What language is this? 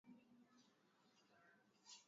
Swahili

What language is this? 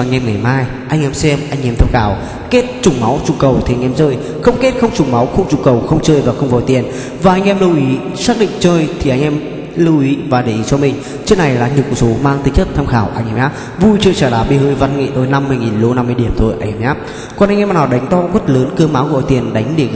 Vietnamese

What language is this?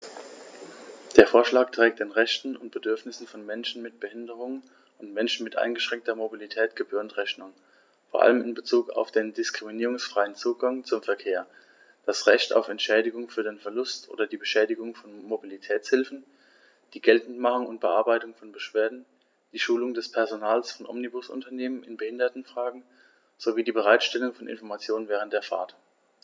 German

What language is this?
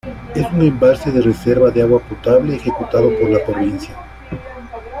Spanish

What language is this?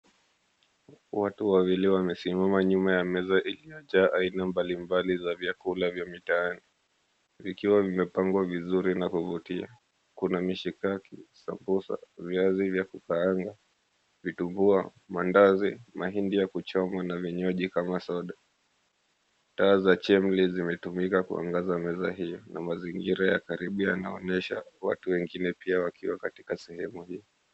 Swahili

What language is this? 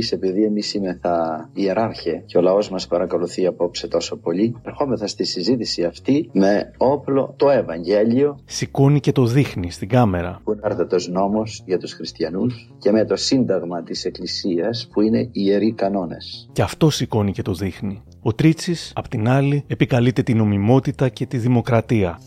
Greek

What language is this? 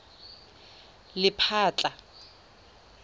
Tswana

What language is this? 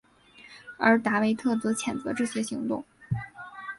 Chinese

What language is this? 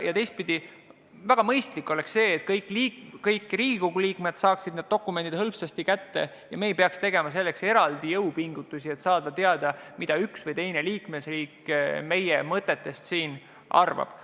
Estonian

